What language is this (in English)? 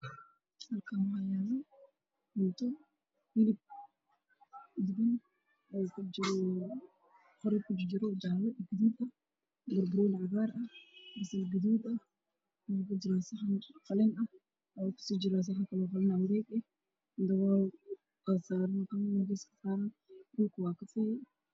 Somali